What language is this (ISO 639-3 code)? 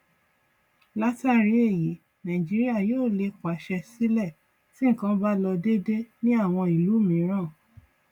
yor